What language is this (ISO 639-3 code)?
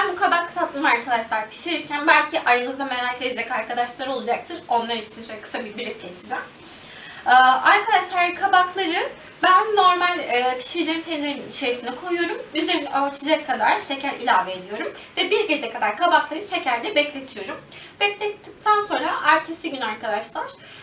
tur